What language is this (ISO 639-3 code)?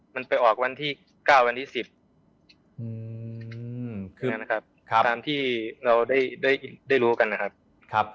tha